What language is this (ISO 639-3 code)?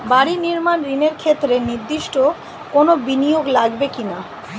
ben